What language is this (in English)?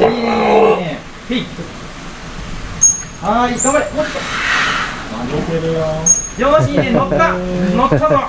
Japanese